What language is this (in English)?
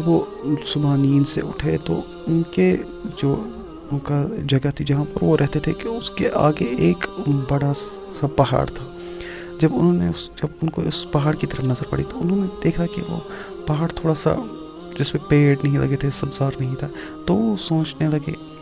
Urdu